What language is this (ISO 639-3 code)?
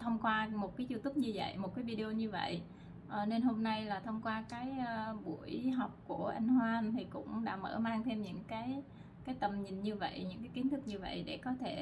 vie